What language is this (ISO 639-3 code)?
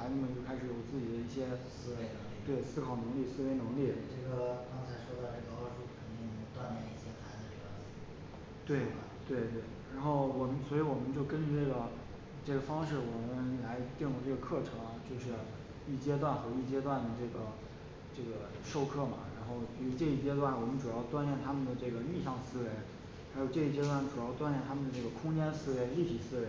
zho